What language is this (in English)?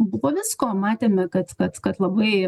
Lithuanian